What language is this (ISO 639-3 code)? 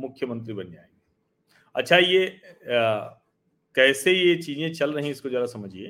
hin